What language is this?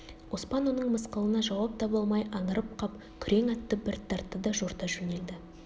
Kazakh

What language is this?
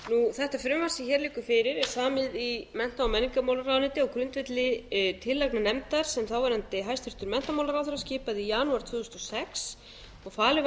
Icelandic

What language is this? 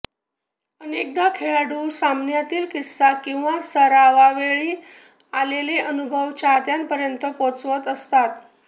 Marathi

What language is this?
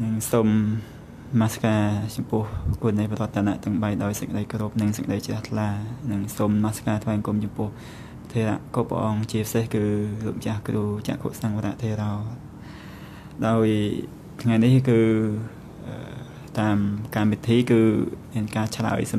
Thai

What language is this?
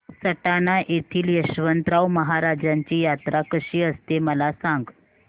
Marathi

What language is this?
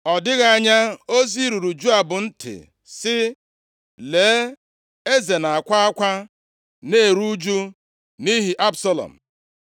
Igbo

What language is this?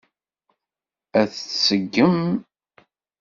Kabyle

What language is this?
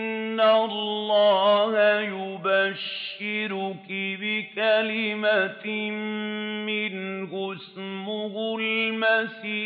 Arabic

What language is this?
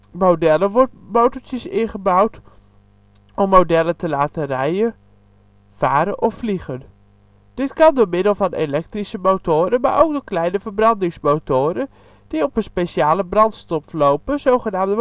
Dutch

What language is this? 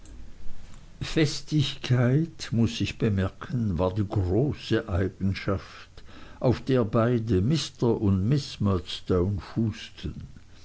German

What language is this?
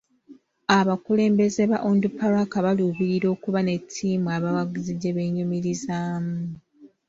Ganda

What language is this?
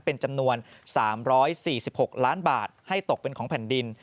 Thai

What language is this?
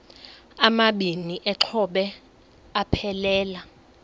Xhosa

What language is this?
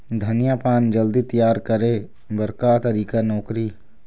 Chhattisgarhi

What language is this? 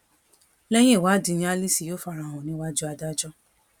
Yoruba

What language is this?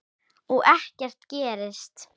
Icelandic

